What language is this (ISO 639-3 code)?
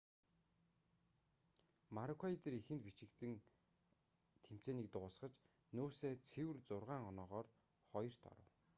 mon